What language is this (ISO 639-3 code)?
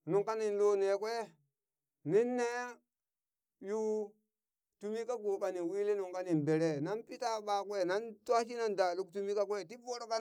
bys